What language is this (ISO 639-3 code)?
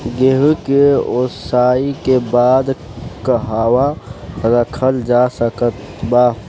bho